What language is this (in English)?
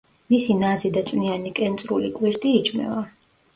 Georgian